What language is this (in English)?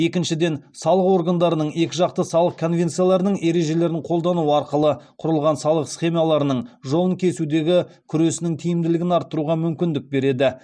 Kazakh